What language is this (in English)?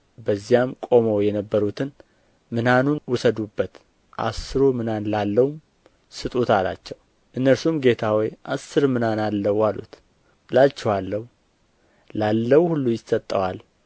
Amharic